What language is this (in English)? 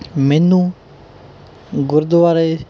Punjabi